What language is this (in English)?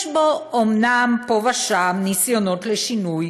Hebrew